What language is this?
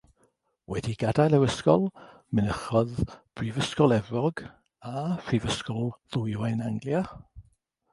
Welsh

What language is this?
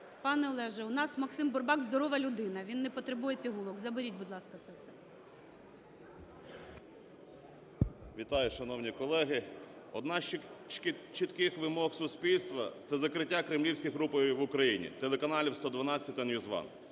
Ukrainian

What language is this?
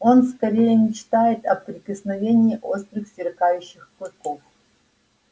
Russian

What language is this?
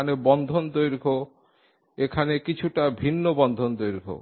Bangla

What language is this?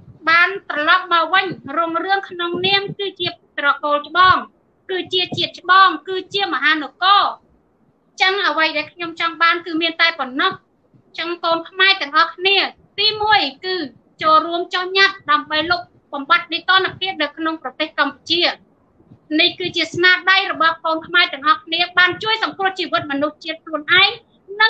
Thai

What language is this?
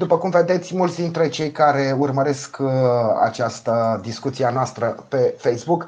Romanian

